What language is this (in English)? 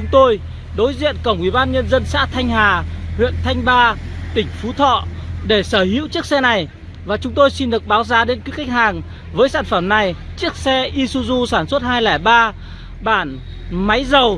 Vietnamese